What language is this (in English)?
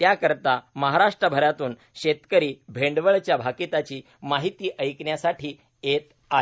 Marathi